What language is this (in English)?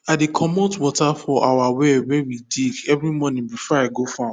Nigerian Pidgin